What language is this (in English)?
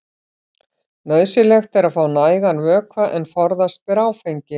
Icelandic